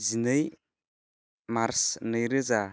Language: Bodo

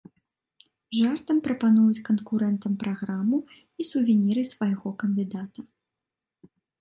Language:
Belarusian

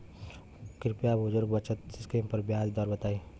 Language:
Bhojpuri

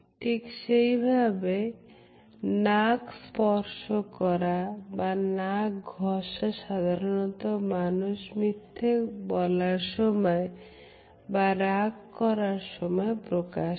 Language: Bangla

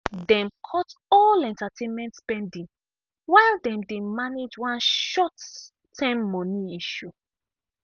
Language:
Nigerian Pidgin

